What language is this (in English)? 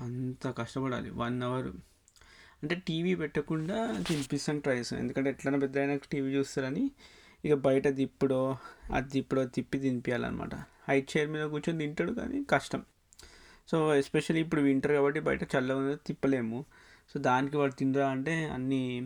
Telugu